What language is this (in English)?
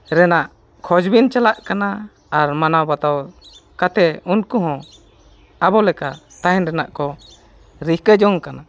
Santali